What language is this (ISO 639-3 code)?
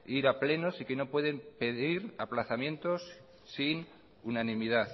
spa